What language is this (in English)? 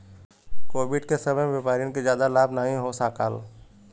Bhojpuri